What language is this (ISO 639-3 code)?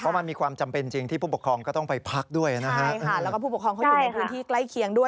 tha